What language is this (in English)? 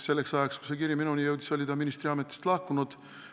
Estonian